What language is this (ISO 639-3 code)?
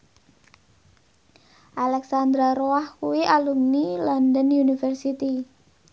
jav